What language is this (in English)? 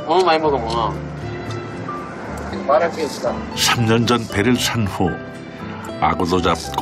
Korean